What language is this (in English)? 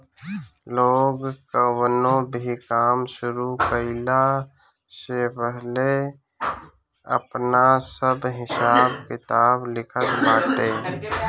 Bhojpuri